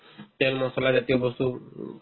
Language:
Assamese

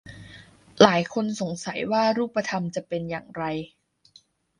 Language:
Thai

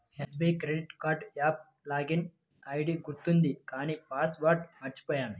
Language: Telugu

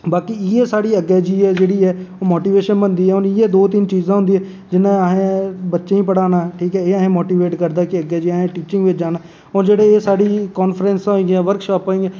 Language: Dogri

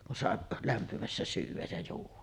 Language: Finnish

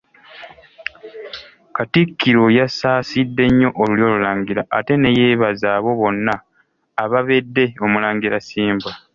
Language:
Ganda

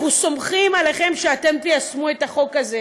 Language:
Hebrew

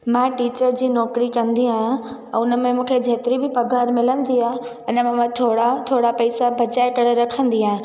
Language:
Sindhi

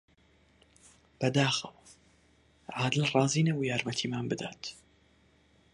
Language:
Central Kurdish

